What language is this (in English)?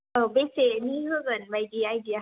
Bodo